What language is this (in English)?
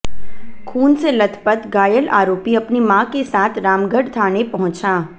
Hindi